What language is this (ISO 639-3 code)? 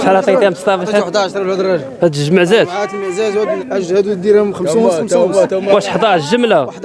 ara